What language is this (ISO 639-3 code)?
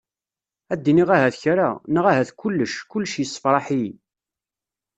kab